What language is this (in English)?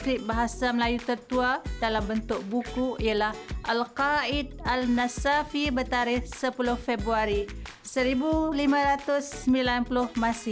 Malay